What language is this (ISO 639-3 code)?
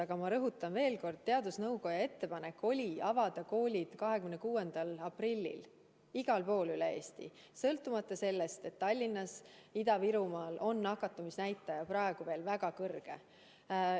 est